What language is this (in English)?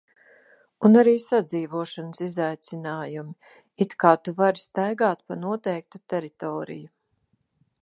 Latvian